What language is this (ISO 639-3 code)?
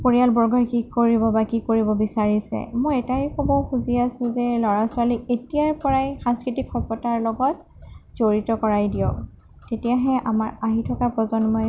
asm